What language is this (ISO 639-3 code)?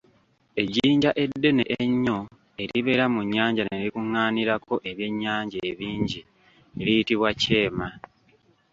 lug